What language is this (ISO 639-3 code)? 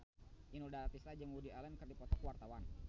sun